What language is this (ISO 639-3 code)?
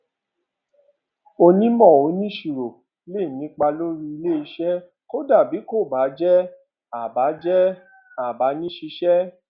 yor